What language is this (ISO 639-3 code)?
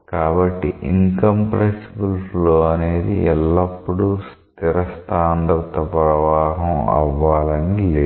tel